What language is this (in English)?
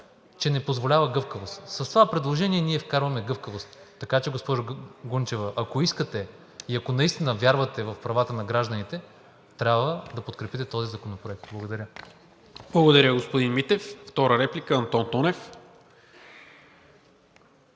Bulgarian